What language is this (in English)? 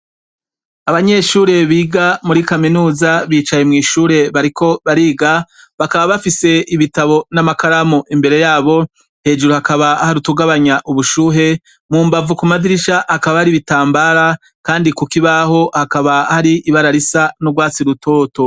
Rundi